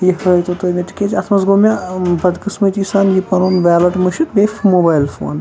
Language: Kashmiri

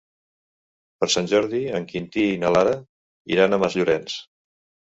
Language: Catalan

